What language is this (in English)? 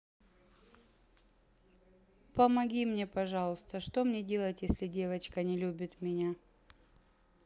Russian